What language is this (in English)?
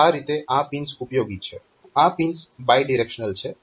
Gujarati